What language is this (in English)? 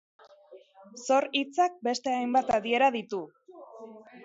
Basque